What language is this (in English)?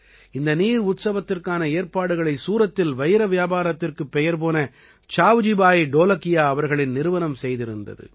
Tamil